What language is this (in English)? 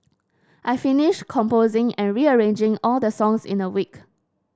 English